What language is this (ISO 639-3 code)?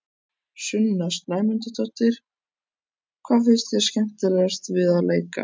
isl